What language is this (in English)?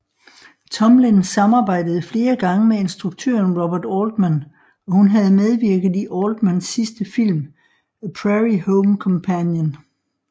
Danish